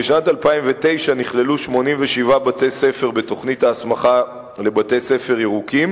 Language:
Hebrew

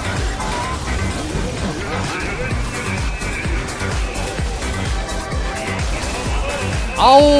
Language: Korean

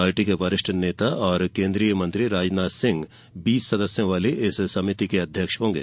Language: Hindi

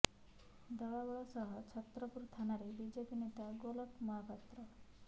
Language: Odia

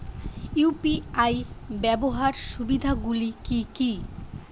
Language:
Bangla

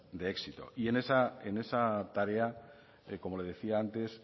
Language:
Spanish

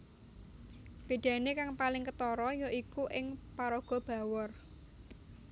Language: Javanese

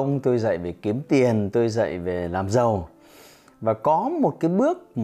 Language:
Vietnamese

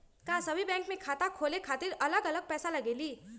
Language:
Magahi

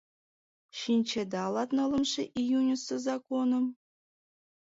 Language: Mari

